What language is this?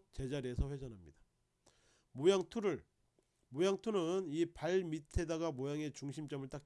Korean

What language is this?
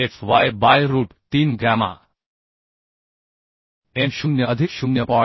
Marathi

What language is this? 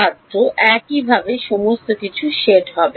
Bangla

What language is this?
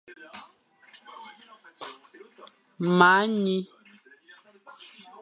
Fang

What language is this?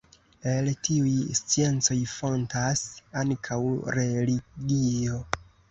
Esperanto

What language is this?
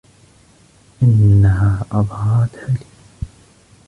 Arabic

